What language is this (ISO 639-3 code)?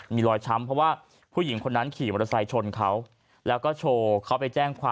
tha